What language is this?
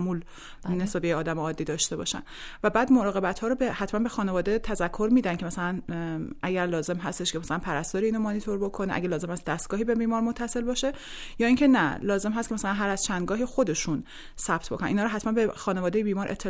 Persian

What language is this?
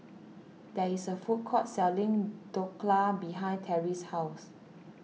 English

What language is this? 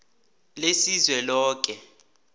South Ndebele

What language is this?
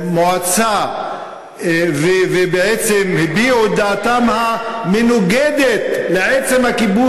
Hebrew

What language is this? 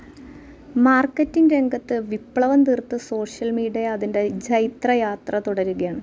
Malayalam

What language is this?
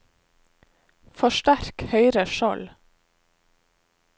Norwegian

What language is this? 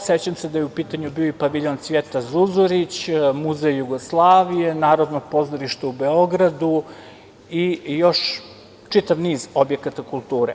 Serbian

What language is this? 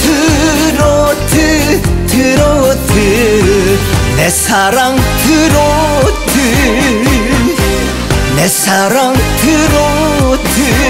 Korean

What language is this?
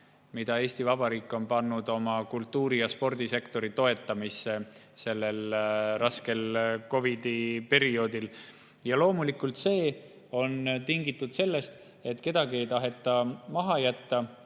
Estonian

